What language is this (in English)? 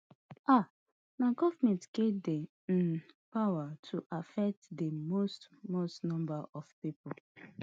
Nigerian Pidgin